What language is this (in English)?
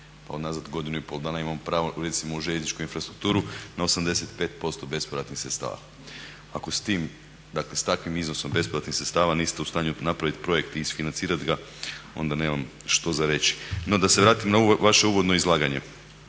Croatian